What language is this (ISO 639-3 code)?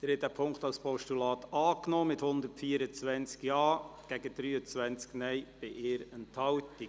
gsw